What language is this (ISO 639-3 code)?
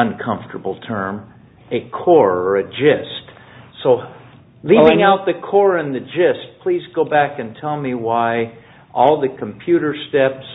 eng